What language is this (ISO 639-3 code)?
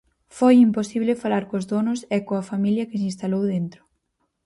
glg